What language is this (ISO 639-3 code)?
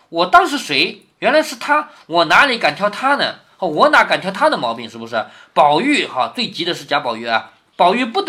zho